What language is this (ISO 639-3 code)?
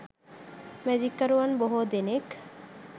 sin